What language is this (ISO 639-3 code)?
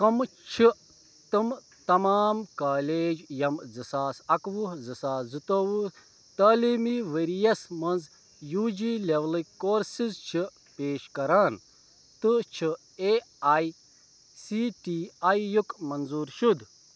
kas